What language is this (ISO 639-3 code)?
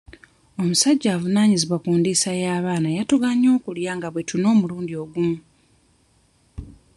lug